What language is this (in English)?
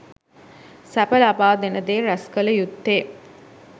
Sinhala